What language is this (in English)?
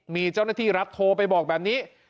Thai